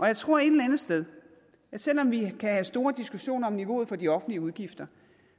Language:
Danish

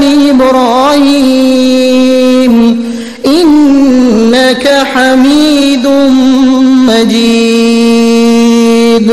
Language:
Arabic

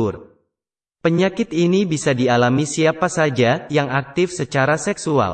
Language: Indonesian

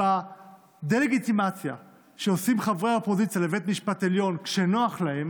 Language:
Hebrew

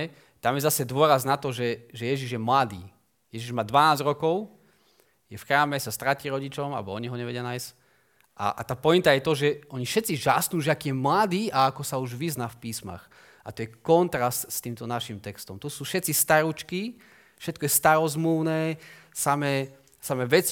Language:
Slovak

